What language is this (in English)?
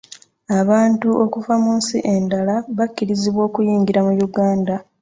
Ganda